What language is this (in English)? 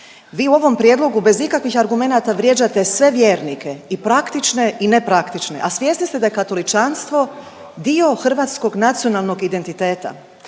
Croatian